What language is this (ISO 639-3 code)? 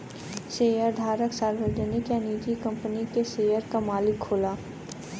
bho